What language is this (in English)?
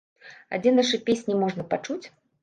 Belarusian